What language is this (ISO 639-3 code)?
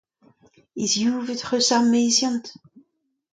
bre